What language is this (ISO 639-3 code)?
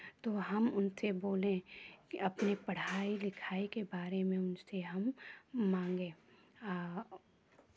hin